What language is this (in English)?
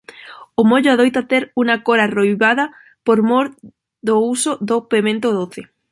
Galician